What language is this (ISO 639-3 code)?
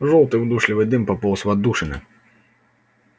rus